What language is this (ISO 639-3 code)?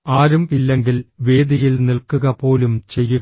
mal